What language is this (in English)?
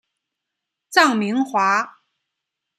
Chinese